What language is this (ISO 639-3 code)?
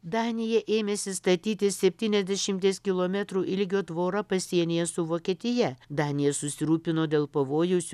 lit